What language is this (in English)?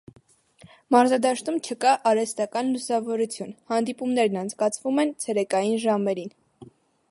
Armenian